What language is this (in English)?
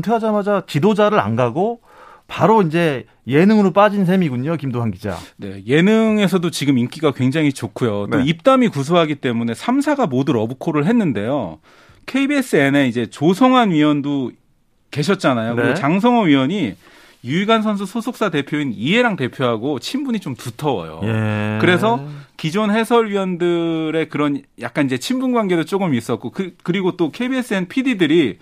Korean